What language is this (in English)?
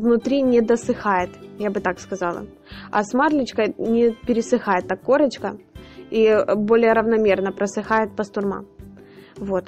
Russian